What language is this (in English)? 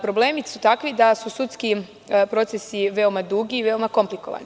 Serbian